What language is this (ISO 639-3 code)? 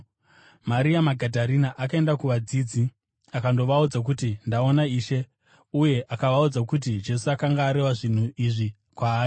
sna